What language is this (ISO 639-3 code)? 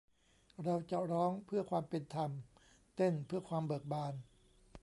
tha